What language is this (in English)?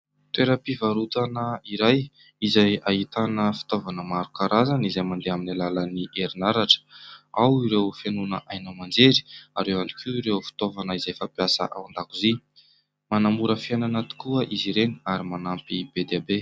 Malagasy